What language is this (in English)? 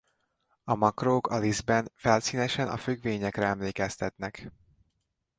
Hungarian